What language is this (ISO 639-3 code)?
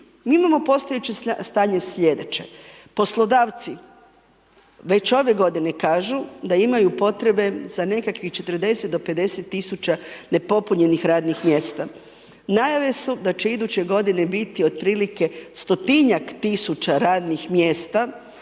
hrv